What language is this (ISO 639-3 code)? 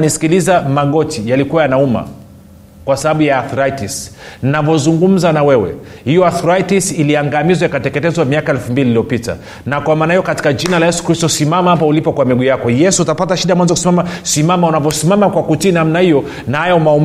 swa